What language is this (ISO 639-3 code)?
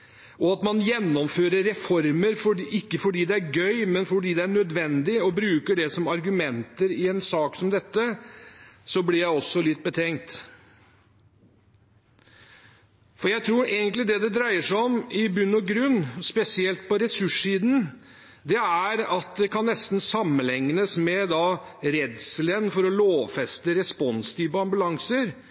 nob